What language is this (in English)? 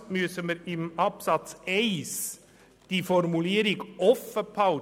Swiss German